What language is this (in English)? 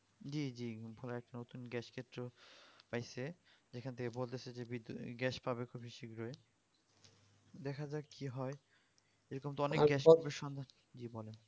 Bangla